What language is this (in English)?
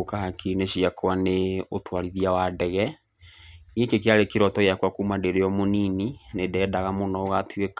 Kikuyu